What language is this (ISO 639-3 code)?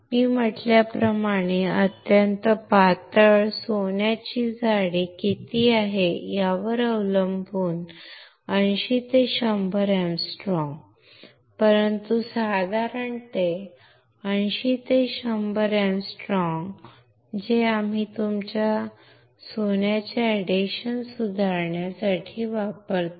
mar